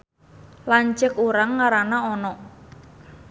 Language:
Sundanese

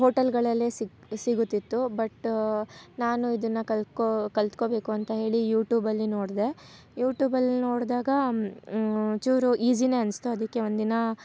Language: Kannada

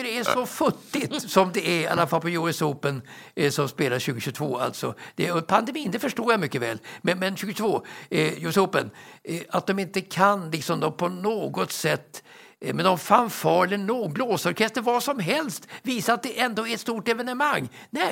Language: Swedish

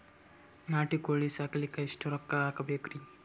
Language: Kannada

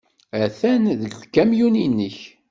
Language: Kabyle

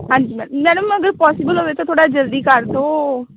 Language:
Punjabi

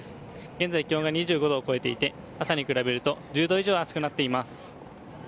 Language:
Japanese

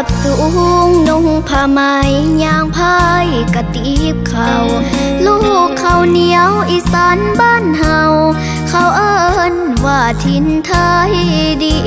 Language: Thai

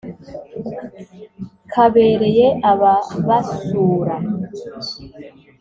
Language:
Kinyarwanda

